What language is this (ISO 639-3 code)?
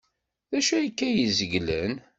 kab